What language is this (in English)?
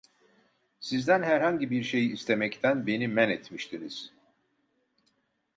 Turkish